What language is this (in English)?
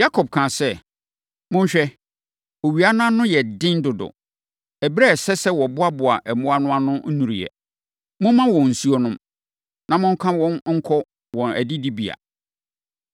Akan